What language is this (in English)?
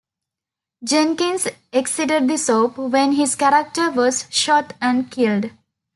English